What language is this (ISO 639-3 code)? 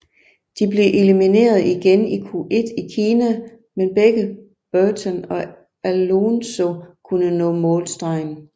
dan